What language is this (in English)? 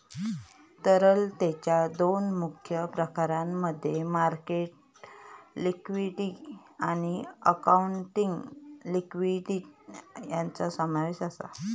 Marathi